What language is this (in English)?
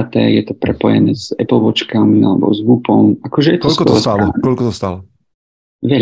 Slovak